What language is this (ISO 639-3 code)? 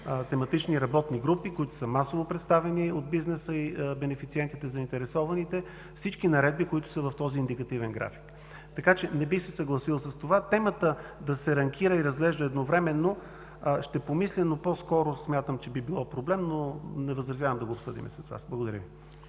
bul